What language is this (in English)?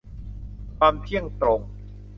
Thai